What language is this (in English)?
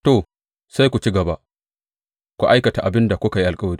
Hausa